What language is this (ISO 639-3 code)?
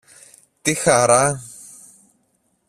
ell